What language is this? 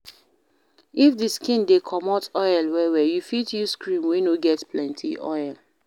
Nigerian Pidgin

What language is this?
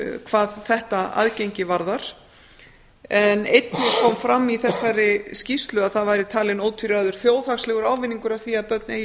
Icelandic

